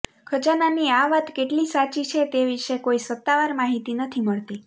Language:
Gujarati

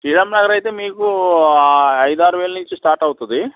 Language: Telugu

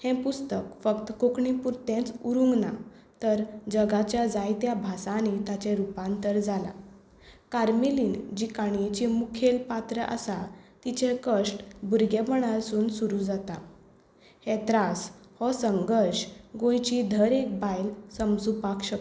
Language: Konkani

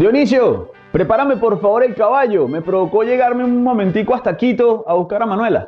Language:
Spanish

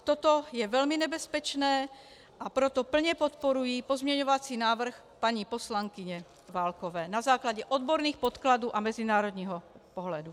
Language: Czech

